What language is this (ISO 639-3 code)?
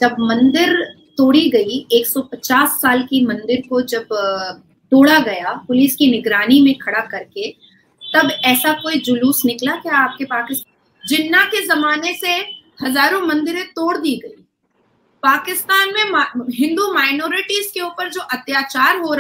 hin